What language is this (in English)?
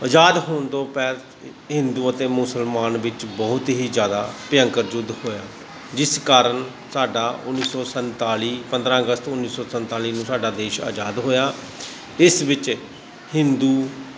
Punjabi